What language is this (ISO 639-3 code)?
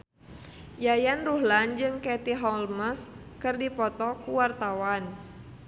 sun